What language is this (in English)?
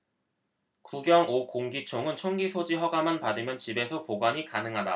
Korean